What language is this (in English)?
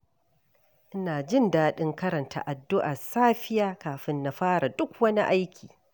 Hausa